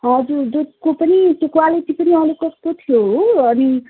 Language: Nepali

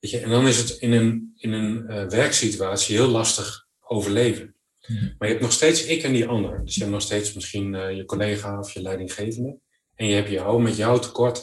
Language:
Dutch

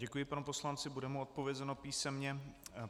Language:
Czech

